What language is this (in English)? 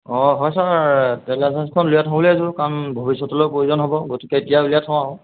Assamese